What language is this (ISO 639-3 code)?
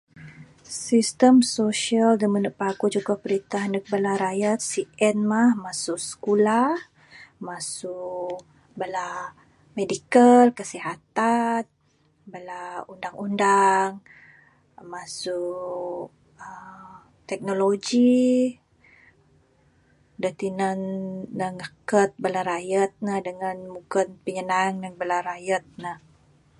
sdo